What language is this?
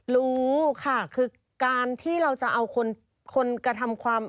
Thai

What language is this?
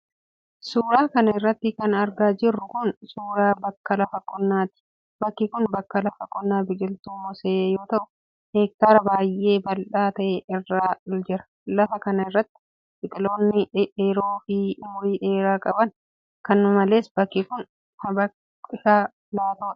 Oromo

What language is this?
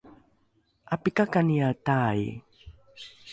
Rukai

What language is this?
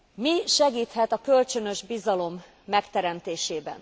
Hungarian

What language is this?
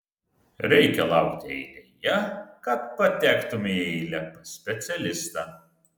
Lithuanian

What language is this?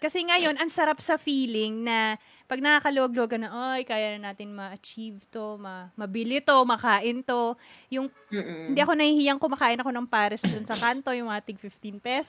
Filipino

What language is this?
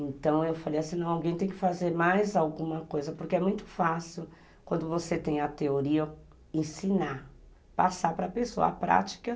Portuguese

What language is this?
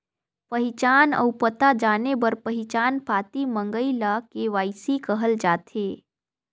Chhattisgarhi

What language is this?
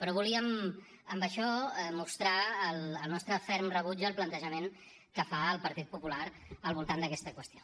Catalan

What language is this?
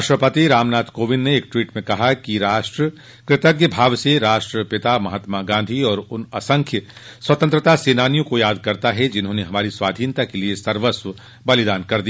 Hindi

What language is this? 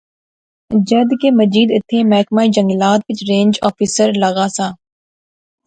Pahari-Potwari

